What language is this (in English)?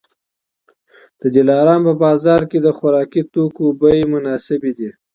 Pashto